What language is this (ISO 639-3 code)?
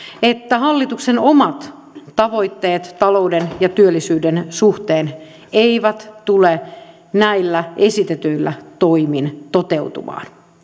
fin